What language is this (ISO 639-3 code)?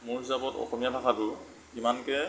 asm